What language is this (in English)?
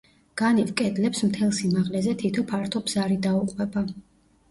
Georgian